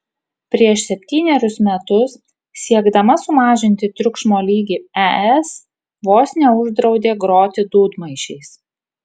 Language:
Lithuanian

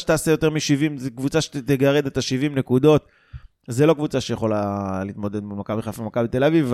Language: Hebrew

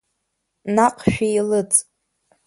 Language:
Abkhazian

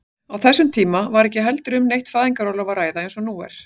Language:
Icelandic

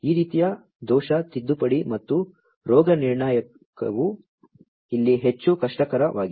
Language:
Kannada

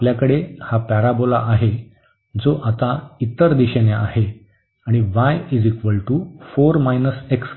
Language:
Marathi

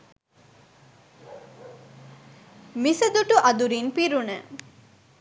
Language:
Sinhala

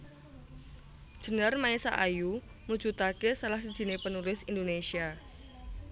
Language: Javanese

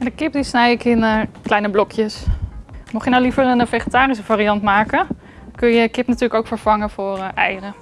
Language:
Dutch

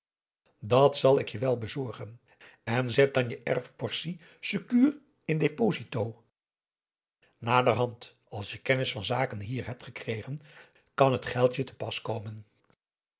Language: Dutch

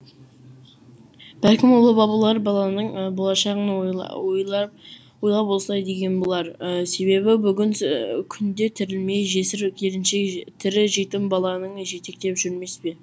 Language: Kazakh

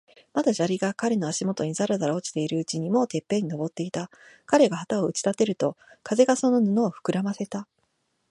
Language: Japanese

